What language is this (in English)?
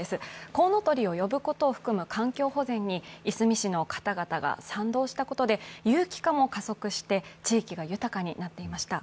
Japanese